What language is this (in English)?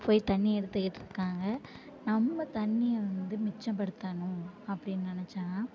Tamil